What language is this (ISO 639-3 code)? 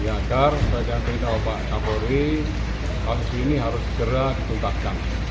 ind